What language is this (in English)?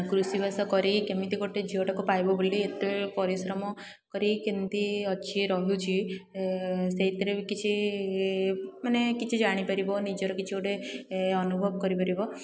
Odia